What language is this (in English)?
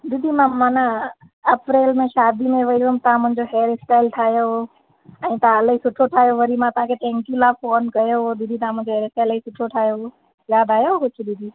Sindhi